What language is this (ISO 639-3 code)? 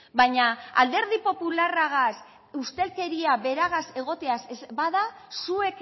eus